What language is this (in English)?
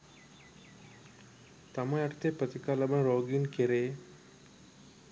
Sinhala